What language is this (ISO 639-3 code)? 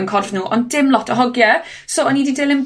cym